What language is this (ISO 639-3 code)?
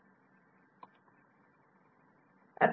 mar